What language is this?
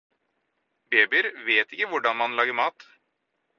Norwegian Bokmål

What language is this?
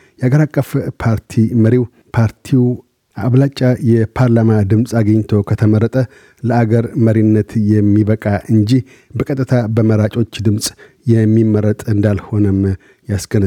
Amharic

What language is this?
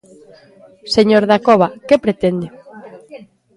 Galician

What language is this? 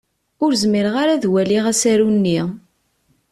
Kabyle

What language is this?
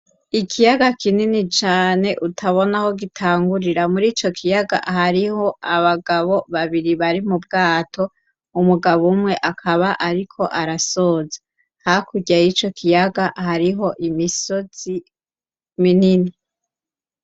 Rundi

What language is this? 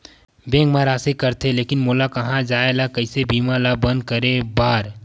Chhattisgarhi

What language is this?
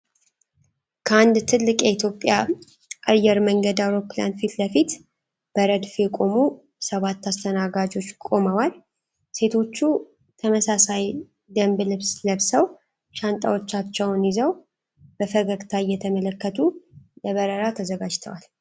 Amharic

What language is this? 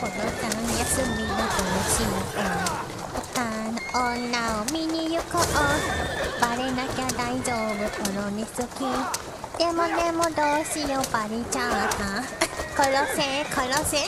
Japanese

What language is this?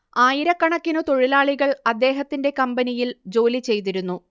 Malayalam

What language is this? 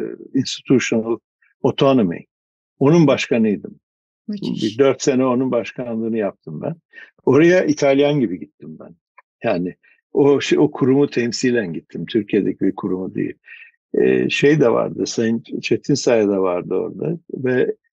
Turkish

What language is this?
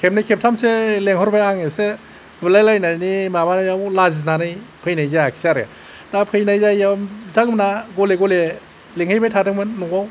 Bodo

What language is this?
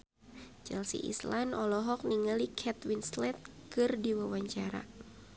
Sundanese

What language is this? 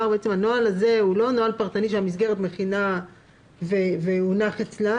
Hebrew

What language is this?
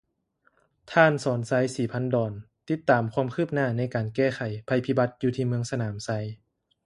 Lao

